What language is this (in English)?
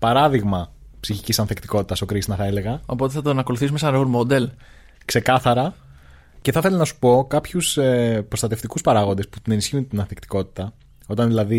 Greek